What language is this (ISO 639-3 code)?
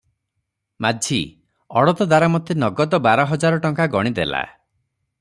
ori